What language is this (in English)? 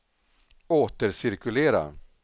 Swedish